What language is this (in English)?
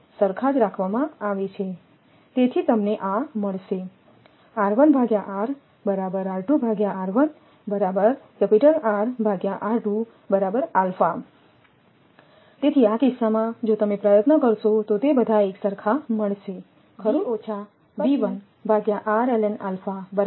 Gujarati